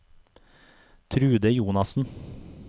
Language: Norwegian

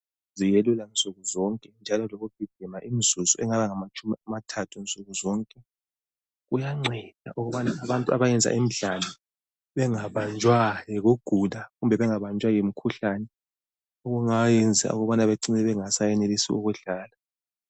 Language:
North Ndebele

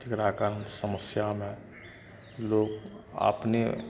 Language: Maithili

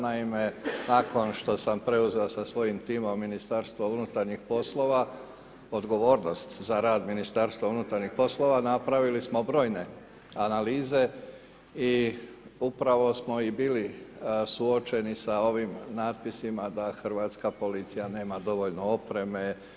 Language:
Croatian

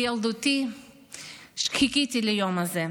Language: Hebrew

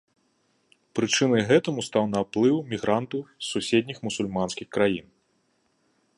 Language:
Belarusian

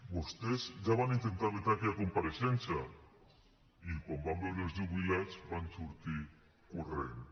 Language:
Catalan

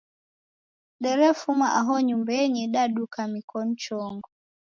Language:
Taita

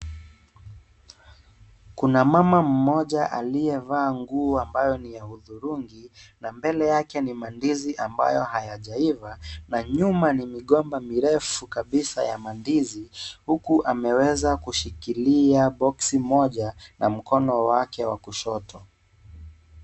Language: Swahili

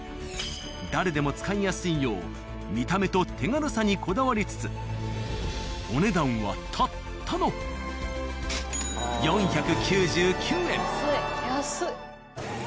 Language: Japanese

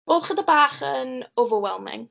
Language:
Welsh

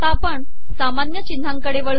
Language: Marathi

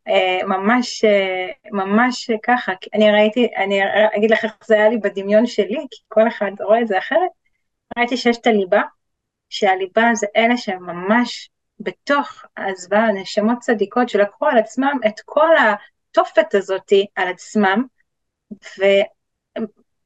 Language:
Hebrew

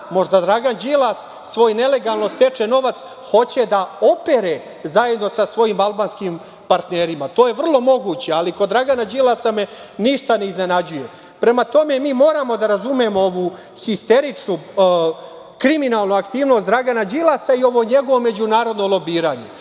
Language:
Serbian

